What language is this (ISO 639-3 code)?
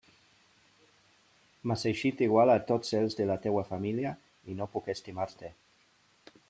cat